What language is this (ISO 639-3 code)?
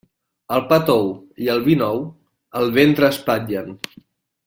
cat